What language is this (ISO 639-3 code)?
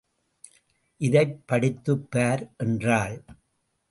tam